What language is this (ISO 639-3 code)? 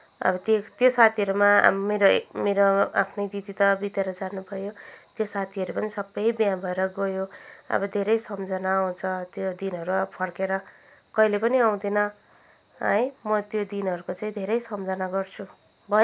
nep